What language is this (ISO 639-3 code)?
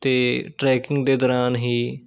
pan